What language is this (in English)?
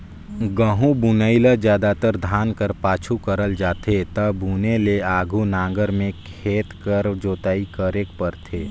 Chhattisgarhi